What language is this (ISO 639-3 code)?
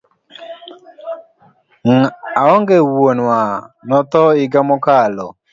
luo